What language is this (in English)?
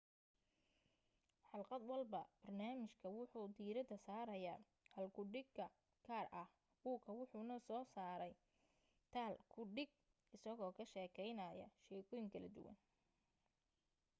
Somali